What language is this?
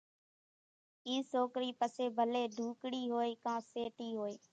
Kachi Koli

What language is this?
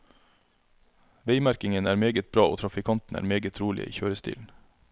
Norwegian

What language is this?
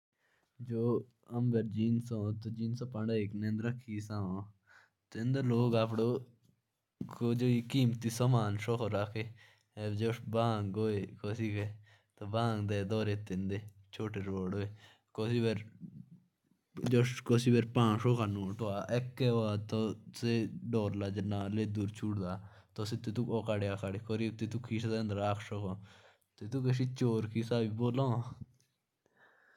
Jaunsari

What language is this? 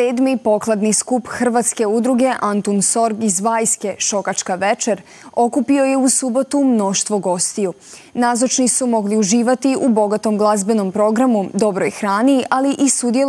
Croatian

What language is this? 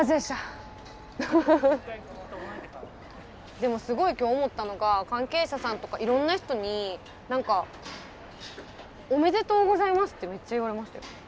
Japanese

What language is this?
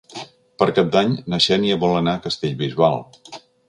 Catalan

